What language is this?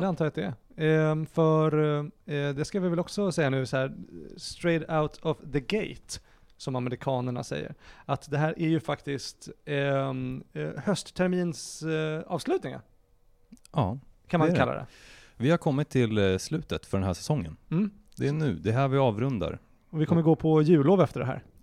Swedish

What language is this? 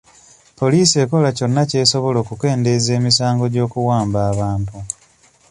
Ganda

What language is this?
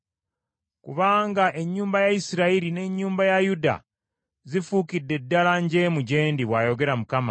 Ganda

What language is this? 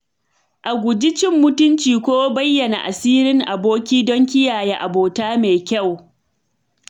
Hausa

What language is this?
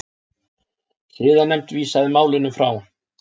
Icelandic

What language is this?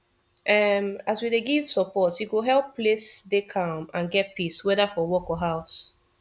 Nigerian Pidgin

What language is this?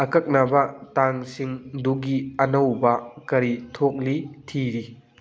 Manipuri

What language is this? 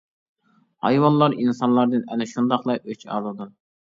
Uyghur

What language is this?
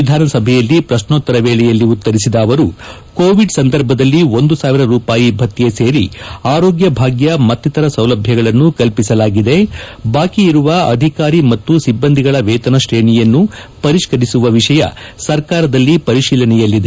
Kannada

